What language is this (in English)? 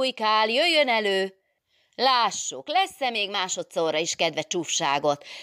Hungarian